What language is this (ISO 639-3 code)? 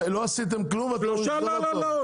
heb